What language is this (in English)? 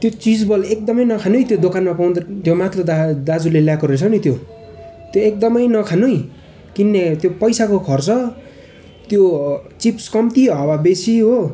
Nepali